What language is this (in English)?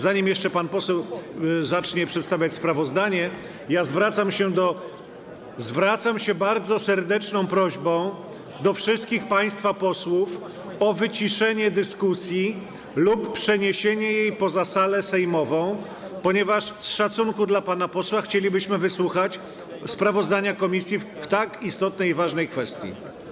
Polish